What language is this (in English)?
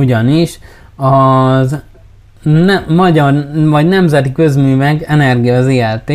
Hungarian